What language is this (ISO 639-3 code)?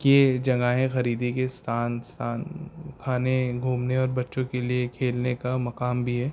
urd